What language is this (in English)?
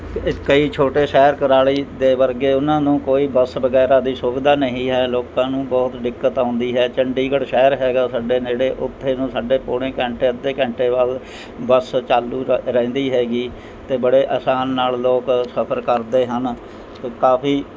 Punjabi